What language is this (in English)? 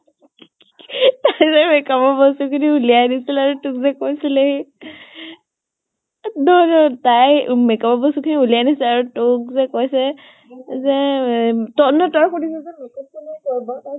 Assamese